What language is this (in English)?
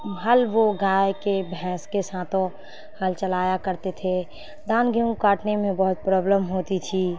Urdu